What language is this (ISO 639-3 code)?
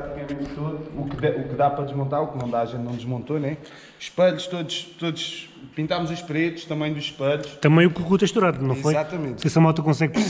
por